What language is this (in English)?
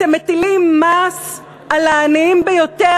Hebrew